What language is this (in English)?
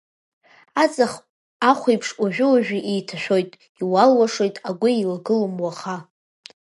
Abkhazian